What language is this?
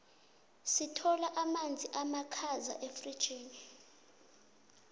South Ndebele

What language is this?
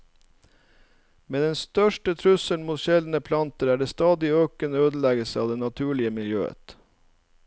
Norwegian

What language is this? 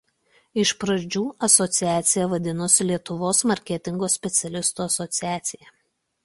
Lithuanian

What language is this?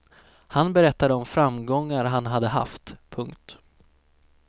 Swedish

